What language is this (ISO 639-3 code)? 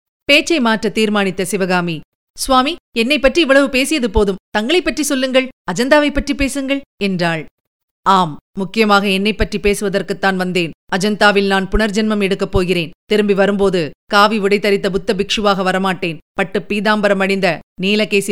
tam